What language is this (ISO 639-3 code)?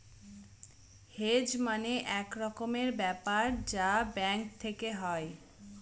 ben